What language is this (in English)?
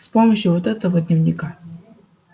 Russian